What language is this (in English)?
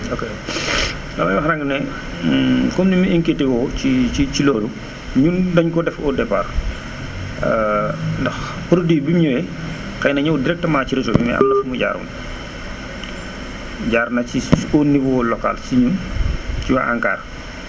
Wolof